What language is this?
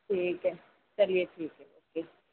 Urdu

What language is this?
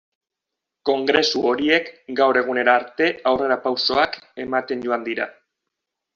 Basque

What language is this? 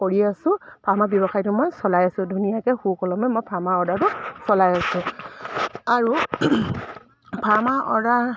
Assamese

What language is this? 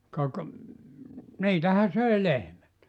Finnish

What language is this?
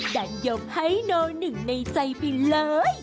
Thai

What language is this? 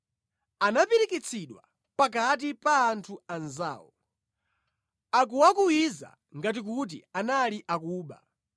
Nyanja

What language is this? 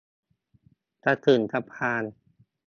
Thai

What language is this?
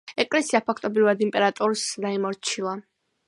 Georgian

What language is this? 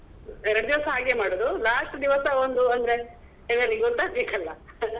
Kannada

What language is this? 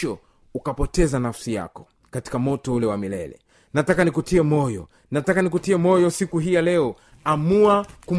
Swahili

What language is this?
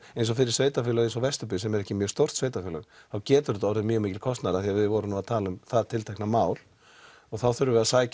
Icelandic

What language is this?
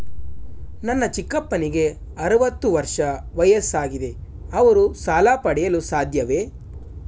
Kannada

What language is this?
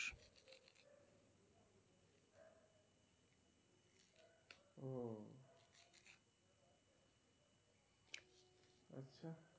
Bangla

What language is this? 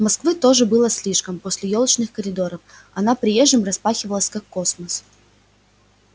Russian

